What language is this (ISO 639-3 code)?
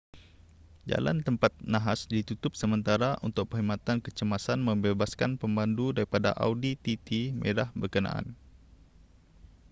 msa